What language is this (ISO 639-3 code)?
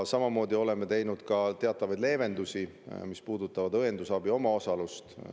est